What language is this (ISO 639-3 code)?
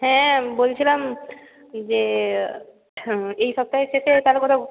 ben